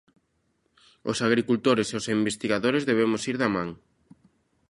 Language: Galician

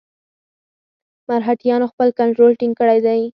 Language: Pashto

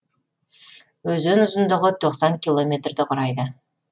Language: Kazakh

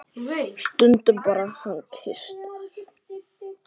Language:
Icelandic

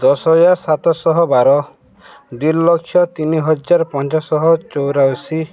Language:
Odia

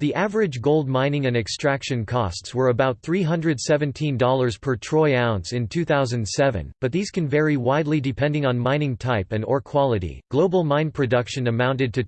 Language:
English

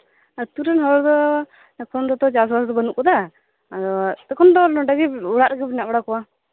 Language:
Santali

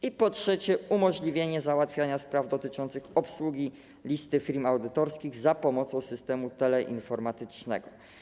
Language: Polish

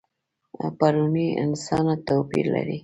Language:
Pashto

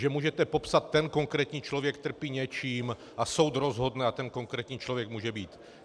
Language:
Czech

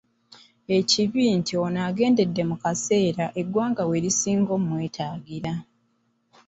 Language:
Ganda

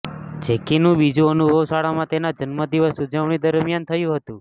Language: Gujarati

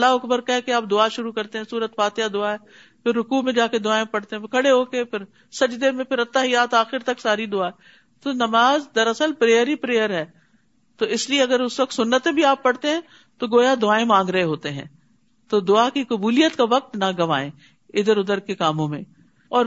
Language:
Urdu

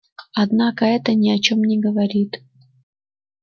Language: Russian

